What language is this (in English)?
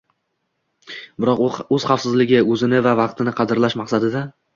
Uzbek